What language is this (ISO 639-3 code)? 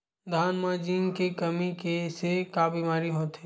hne